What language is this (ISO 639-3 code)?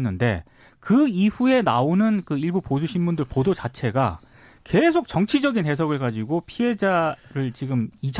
kor